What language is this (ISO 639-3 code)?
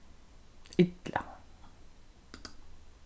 fao